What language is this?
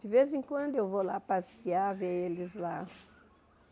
Portuguese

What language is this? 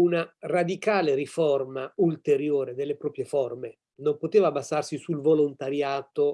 Italian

